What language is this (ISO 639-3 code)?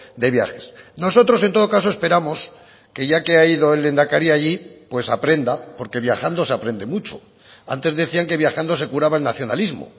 spa